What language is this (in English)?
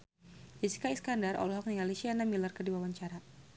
Sundanese